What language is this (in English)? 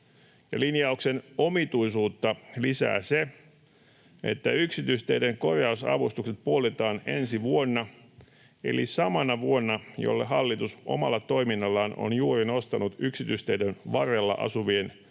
Finnish